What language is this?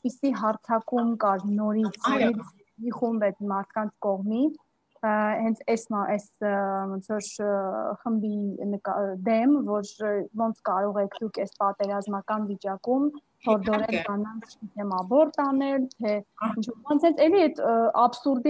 Romanian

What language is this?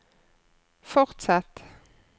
Norwegian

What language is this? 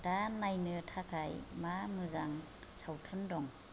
Bodo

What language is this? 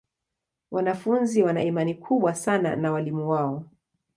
Swahili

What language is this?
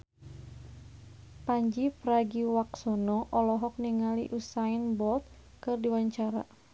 Sundanese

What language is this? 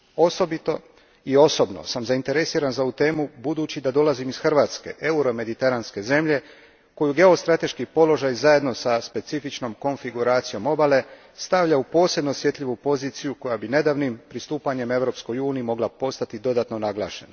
Croatian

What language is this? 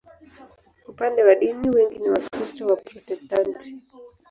Swahili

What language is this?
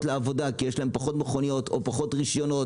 Hebrew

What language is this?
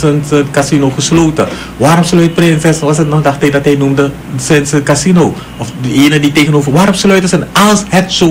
Dutch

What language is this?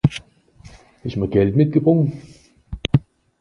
Swiss German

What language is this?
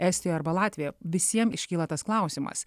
Lithuanian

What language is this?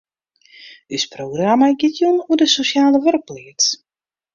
Western Frisian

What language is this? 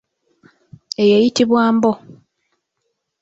Ganda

